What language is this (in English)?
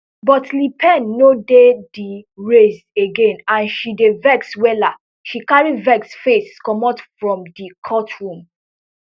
Nigerian Pidgin